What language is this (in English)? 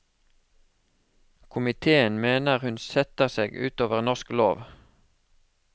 Norwegian